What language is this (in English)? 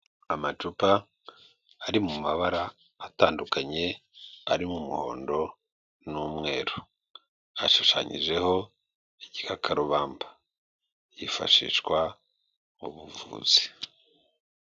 Kinyarwanda